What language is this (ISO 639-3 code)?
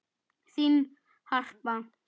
isl